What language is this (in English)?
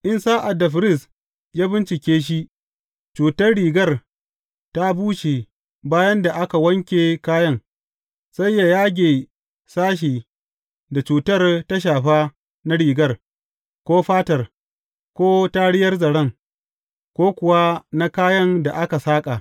Hausa